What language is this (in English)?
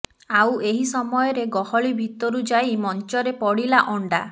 Odia